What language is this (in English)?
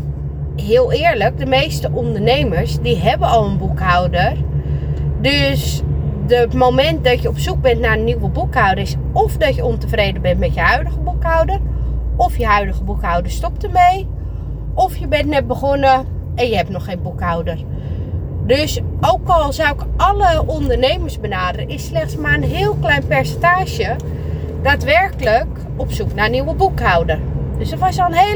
Dutch